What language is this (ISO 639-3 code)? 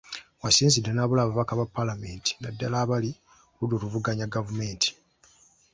lug